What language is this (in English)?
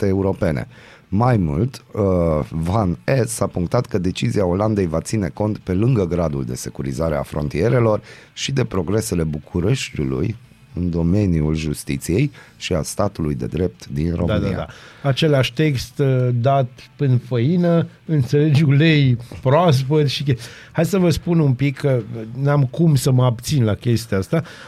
Romanian